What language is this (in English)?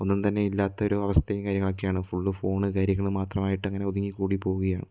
Malayalam